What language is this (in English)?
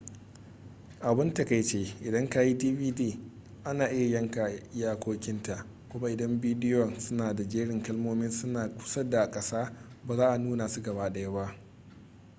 Hausa